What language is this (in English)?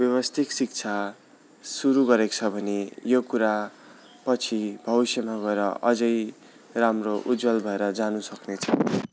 Nepali